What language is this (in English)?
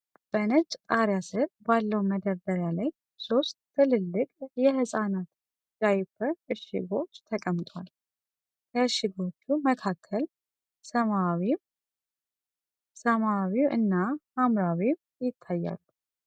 Amharic